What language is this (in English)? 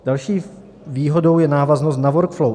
Czech